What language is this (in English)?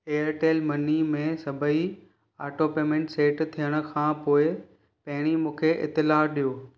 Sindhi